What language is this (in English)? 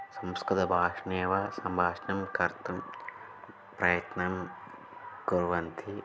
Sanskrit